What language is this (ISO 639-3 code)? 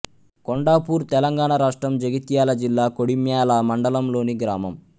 tel